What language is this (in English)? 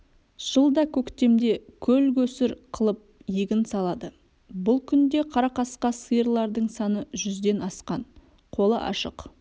Kazakh